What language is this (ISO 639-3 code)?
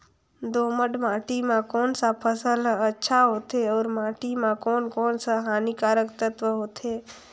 hne